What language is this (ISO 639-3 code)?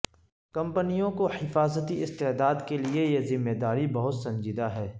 urd